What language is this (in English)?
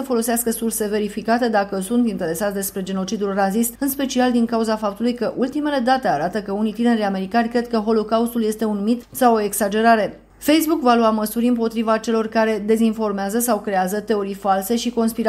Romanian